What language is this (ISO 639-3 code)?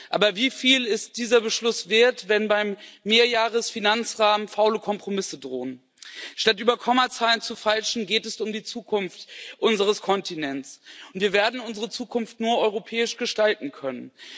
deu